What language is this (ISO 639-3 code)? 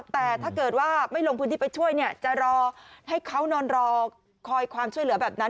tha